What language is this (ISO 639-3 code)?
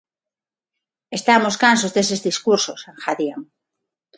glg